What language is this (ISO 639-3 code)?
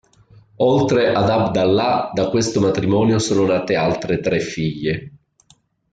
ita